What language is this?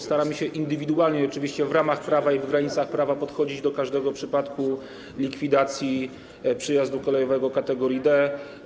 Polish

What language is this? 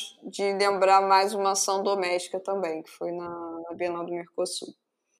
Portuguese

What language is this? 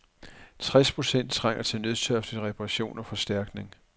Danish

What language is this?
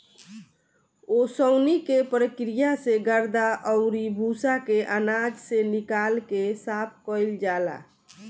Bhojpuri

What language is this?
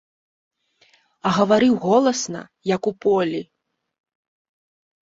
Belarusian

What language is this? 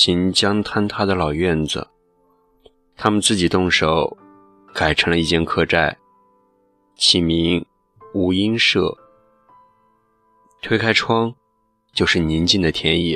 Chinese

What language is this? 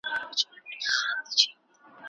Pashto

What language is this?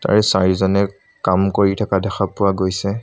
Assamese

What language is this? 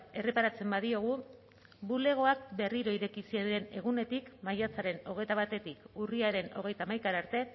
Basque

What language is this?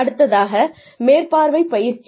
Tamil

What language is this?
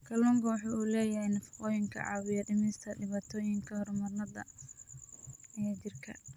Somali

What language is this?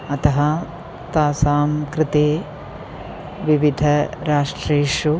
Sanskrit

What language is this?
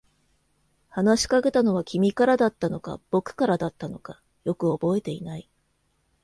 Japanese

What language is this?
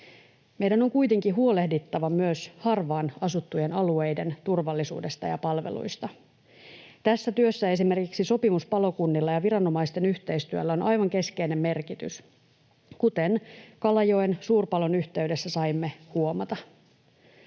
Finnish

